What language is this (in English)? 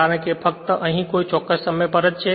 Gujarati